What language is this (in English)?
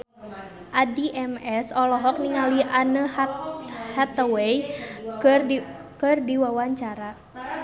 Sundanese